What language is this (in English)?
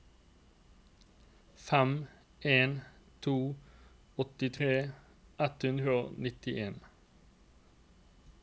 Norwegian